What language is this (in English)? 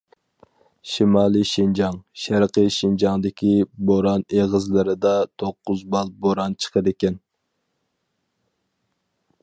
Uyghur